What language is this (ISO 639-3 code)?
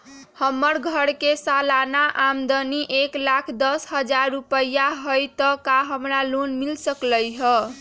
mag